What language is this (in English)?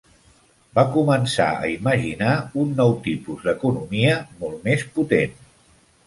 Catalan